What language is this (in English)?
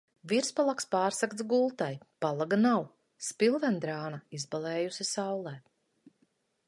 Latvian